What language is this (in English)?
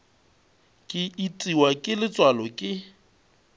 Northern Sotho